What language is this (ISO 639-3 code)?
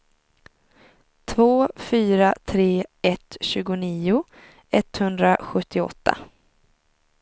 swe